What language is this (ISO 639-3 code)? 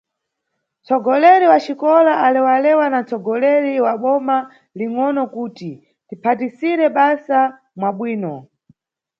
nyu